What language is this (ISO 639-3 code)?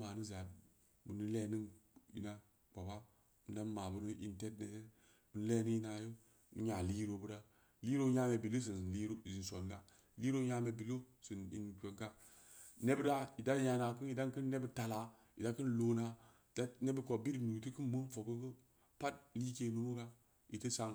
ndi